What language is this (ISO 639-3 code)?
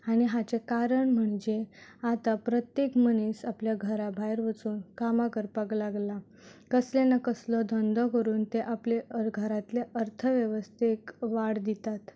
kok